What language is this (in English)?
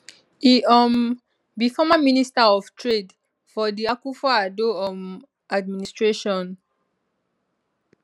Nigerian Pidgin